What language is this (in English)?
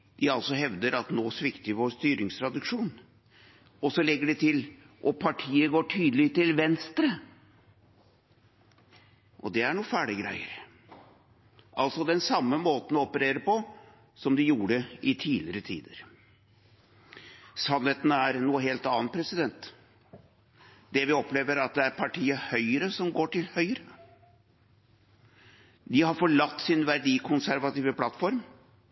Norwegian Bokmål